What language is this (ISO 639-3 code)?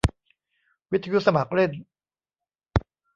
tha